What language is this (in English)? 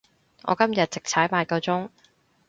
Cantonese